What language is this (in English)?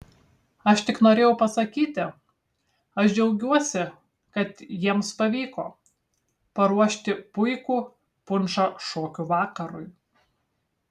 Lithuanian